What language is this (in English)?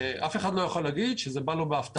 Hebrew